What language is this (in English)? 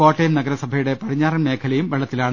Malayalam